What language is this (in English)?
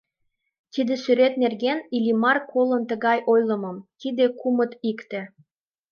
Mari